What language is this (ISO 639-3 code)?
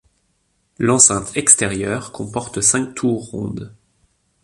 fra